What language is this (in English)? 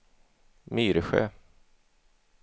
Swedish